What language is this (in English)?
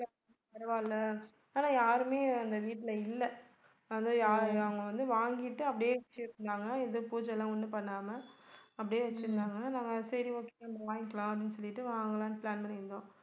Tamil